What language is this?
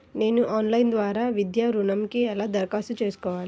Telugu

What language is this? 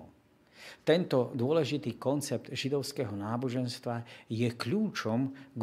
Slovak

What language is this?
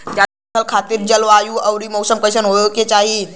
Bhojpuri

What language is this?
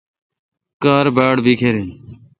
Kalkoti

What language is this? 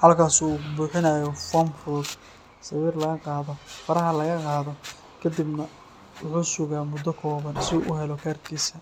Somali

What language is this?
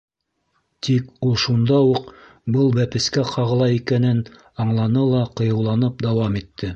Bashkir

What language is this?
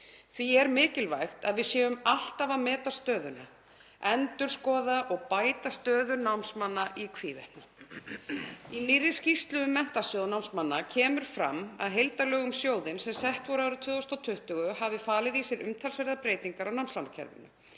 Icelandic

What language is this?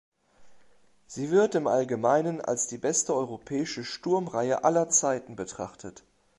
German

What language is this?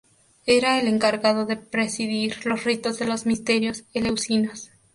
Spanish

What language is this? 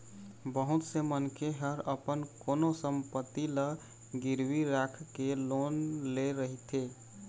Chhattisgarhi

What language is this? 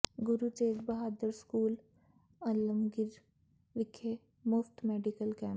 Punjabi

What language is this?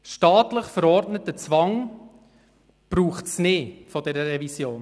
Swiss German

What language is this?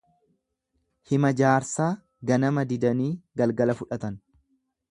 Oromo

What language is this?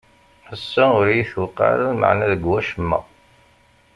Kabyle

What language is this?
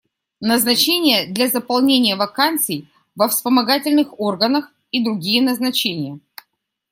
Russian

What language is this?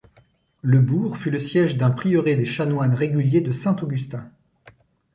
French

